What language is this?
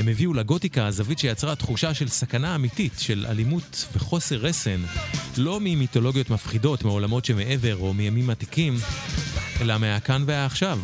Hebrew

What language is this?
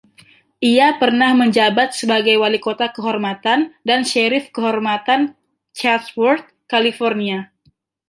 Indonesian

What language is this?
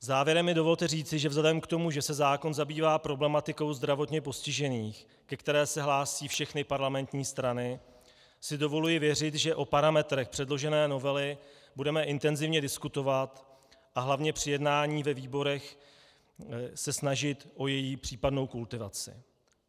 Czech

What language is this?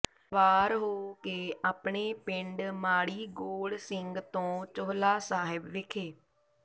Punjabi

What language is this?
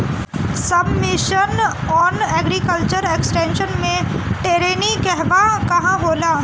Bhojpuri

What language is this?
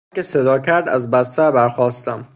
Persian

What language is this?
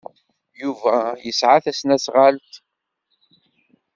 Kabyle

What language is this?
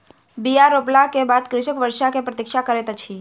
Maithili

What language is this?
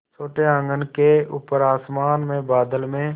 Hindi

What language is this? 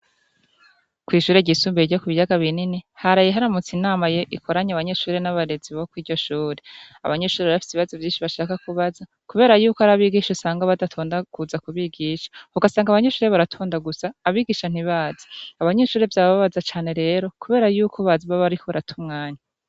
Rundi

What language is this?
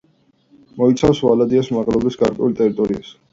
Georgian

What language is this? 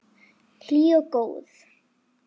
Icelandic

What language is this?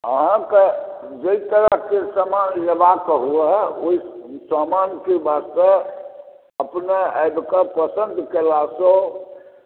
Maithili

